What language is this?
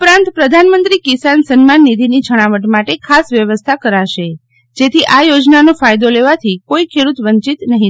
Gujarati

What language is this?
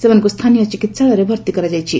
Odia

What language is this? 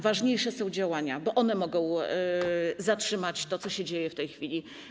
Polish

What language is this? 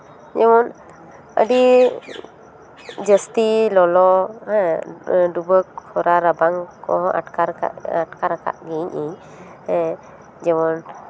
Santali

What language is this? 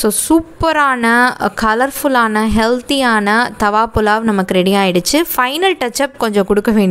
English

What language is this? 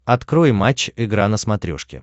Russian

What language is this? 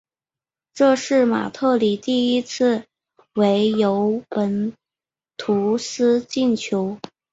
Chinese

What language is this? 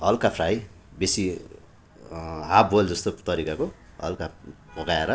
Nepali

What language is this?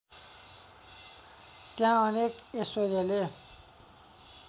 Nepali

